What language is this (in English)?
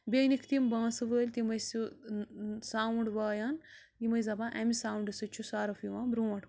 Kashmiri